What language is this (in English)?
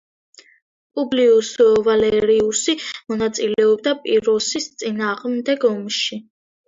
Georgian